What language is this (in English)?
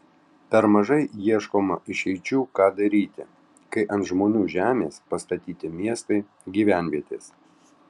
Lithuanian